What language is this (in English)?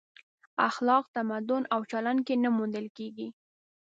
Pashto